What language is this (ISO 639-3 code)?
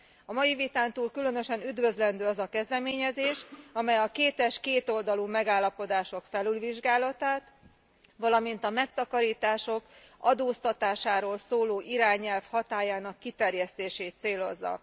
hun